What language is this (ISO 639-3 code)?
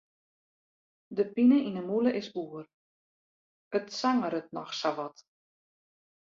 fry